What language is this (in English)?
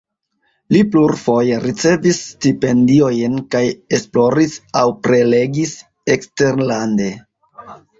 Esperanto